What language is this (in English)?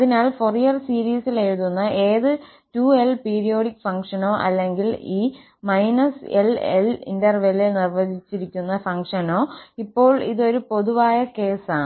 Malayalam